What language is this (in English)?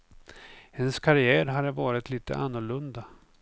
Swedish